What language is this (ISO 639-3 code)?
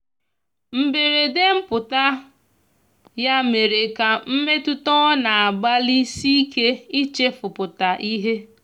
ibo